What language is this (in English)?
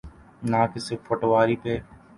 Urdu